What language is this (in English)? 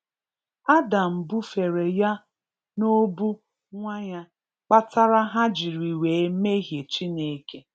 Igbo